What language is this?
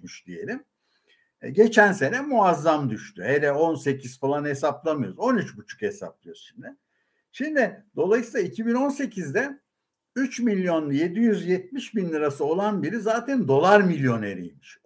Turkish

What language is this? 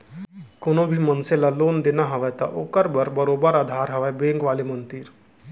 Chhattisgarhi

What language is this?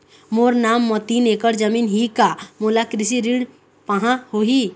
Chhattisgarhi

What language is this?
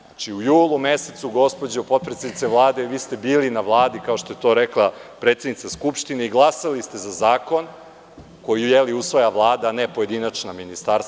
Serbian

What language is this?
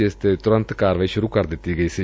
Punjabi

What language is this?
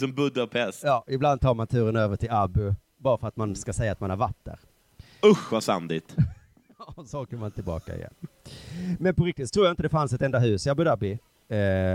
Swedish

